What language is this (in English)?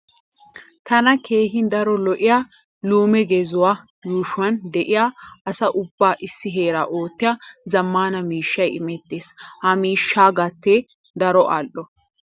Wolaytta